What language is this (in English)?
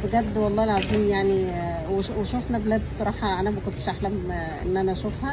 Arabic